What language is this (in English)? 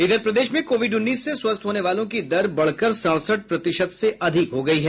Hindi